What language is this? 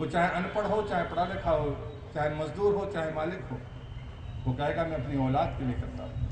Hindi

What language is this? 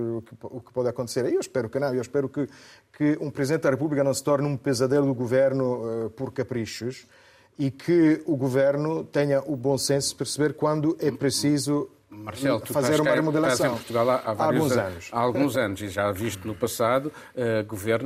Portuguese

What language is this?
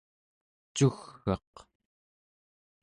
Central Yupik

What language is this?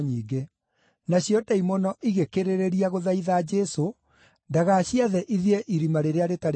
Kikuyu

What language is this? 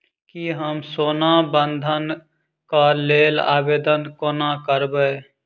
Maithili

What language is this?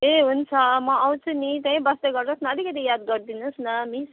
Nepali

